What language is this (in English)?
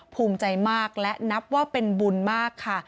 Thai